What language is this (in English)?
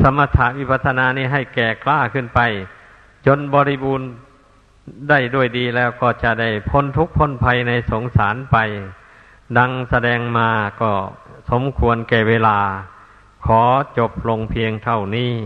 Thai